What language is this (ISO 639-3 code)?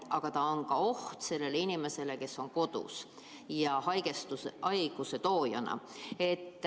est